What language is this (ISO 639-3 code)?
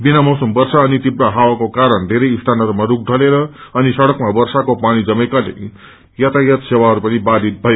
nep